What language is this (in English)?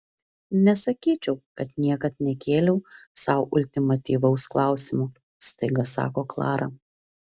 Lithuanian